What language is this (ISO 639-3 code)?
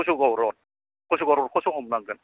brx